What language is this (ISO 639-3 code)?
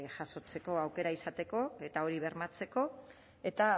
eus